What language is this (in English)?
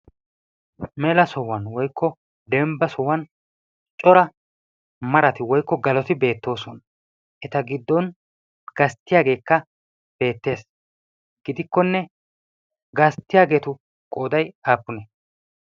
Wolaytta